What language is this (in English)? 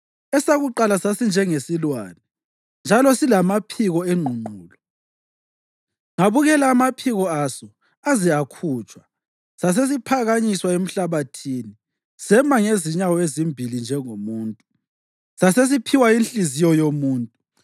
North Ndebele